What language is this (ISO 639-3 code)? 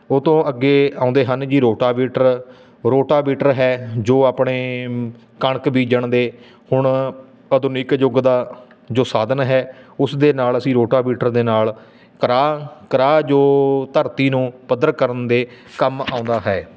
pan